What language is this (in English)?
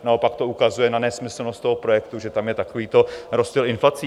Czech